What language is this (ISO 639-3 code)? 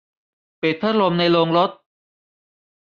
tha